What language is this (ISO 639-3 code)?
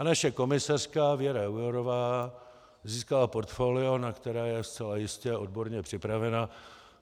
ces